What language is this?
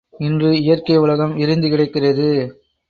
Tamil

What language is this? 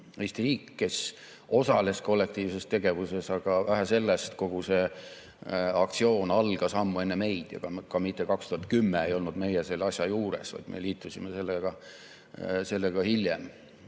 Estonian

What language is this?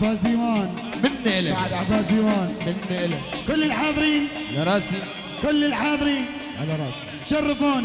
Arabic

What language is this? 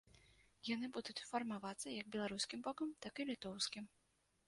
Belarusian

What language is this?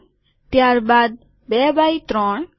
Gujarati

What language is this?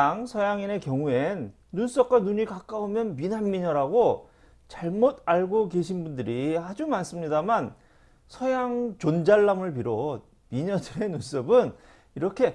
Korean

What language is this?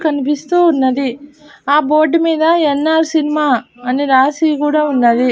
Telugu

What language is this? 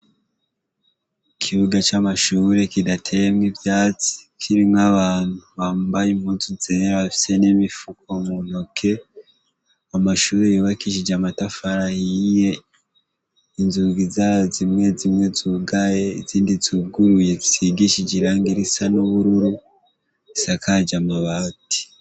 Rundi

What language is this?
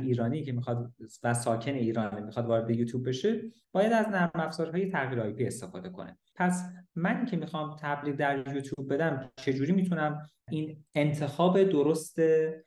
Persian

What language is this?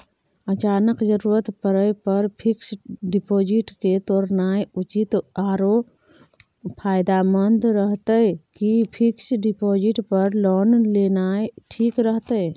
Maithili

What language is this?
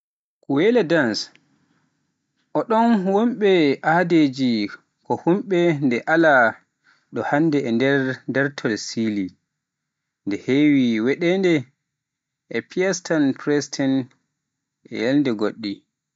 Pular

